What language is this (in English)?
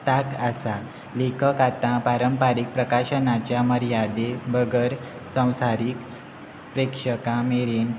Konkani